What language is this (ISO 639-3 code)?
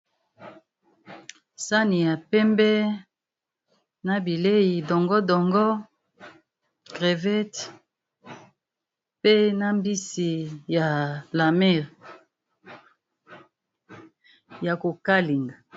lin